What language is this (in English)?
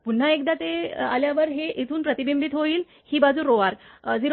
Marathi